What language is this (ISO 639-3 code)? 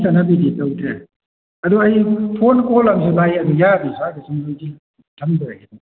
mni